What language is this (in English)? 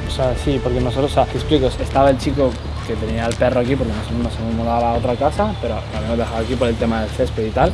Spanish